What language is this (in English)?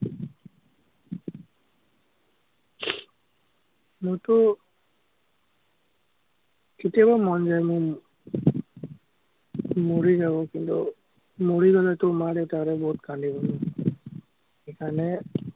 Assamese